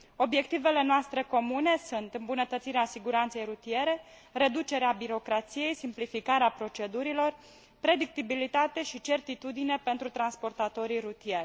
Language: Romanian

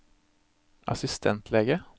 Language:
Norwegian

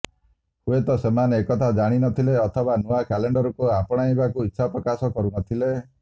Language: Odia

